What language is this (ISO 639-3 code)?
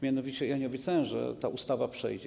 pol